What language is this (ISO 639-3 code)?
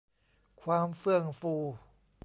tha